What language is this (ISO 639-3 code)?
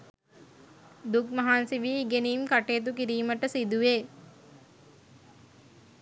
sin